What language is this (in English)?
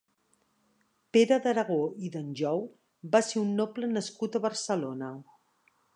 Catalan